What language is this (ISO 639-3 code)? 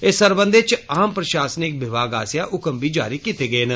doi